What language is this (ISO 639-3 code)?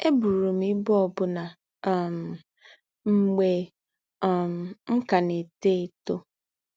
ibo